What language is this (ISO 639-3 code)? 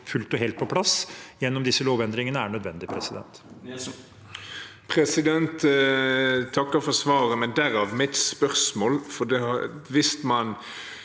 nor